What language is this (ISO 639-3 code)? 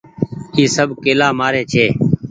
gig